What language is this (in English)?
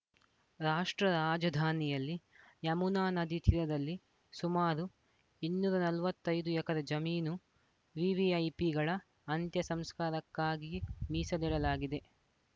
Kannada